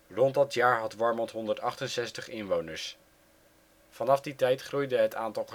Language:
Dutch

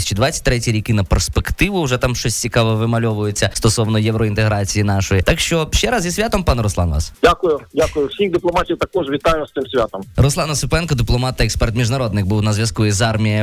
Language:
Ukrainian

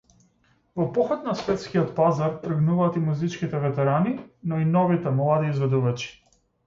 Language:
Macedonian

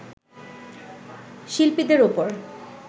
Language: Bangla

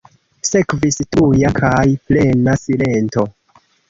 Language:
Esperanto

